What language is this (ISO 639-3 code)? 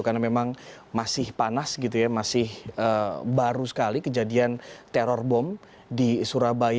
ind